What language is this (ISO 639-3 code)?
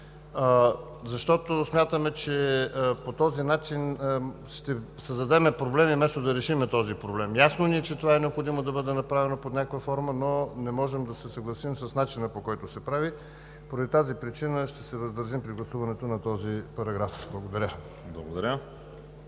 bul